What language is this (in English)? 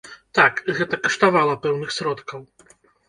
Belarusian